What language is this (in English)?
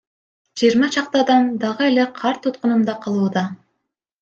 Kyrgyz